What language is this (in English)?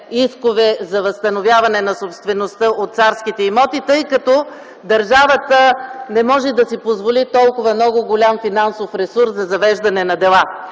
Bulgarian